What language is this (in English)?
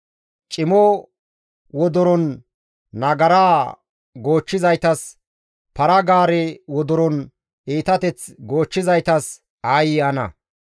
Gamo